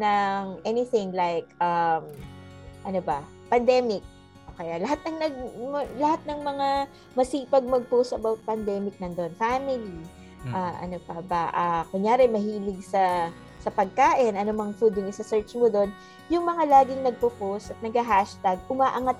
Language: Filipino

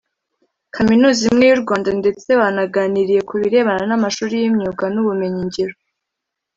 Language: Kinyarwanda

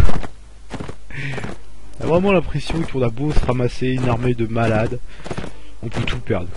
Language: French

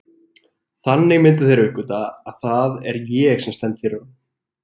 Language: Icelandic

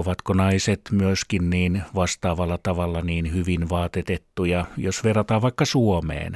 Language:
Finnish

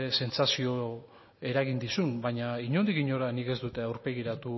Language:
Basque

